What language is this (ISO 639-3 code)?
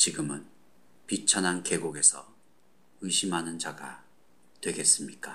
kor